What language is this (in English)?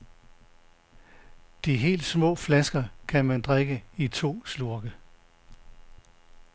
Danish